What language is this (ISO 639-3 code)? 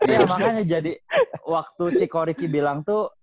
ind